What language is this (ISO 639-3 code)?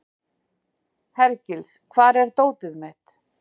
isl